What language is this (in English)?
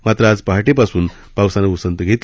Marathi